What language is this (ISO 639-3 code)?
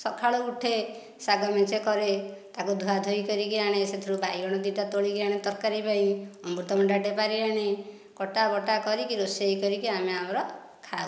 ori